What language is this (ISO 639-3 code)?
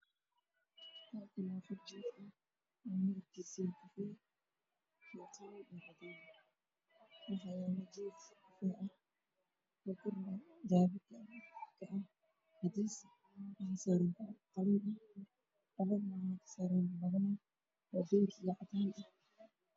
som